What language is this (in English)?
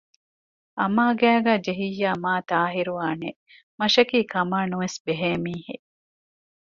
Divehi